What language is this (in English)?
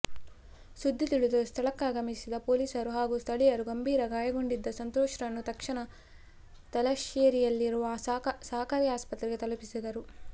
Kannada